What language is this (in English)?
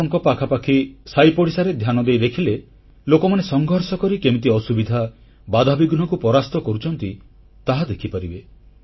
Odia